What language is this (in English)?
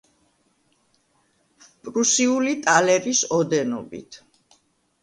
Georgian